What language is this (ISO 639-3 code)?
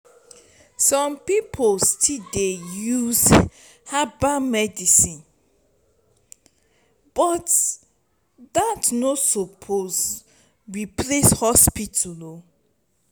pcm